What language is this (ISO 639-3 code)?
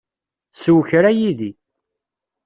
kab